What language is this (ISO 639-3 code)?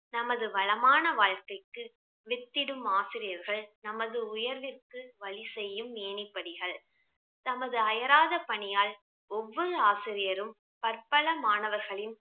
tam